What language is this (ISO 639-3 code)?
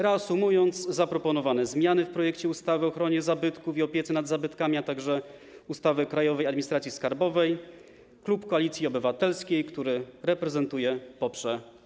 pol